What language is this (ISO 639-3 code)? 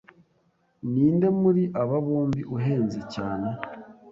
kin